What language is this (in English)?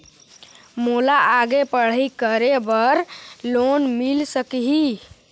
Chhattisgarhi